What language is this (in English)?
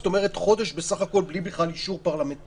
Hebrew